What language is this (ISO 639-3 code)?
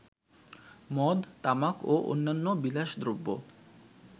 ben